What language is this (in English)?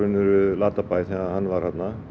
Icelandic